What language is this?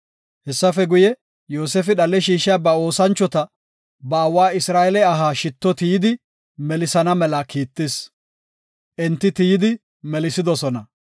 Gofa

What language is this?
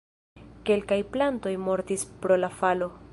Esperanto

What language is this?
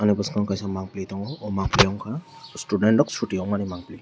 Kok Borok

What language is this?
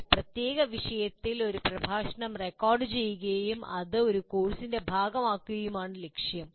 Malayalam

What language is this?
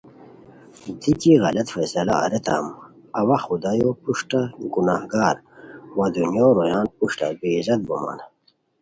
Khowar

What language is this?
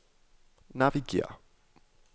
Danish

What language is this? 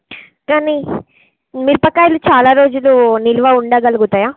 Telugu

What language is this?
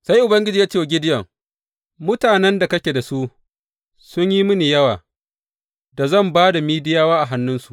Hausa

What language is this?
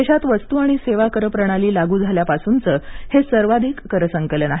Marathi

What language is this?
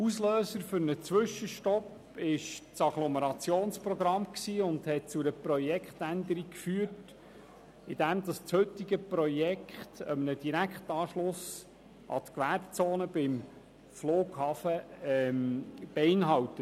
Swiss German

